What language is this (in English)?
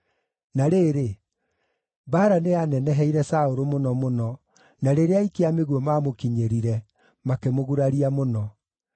Kikuyu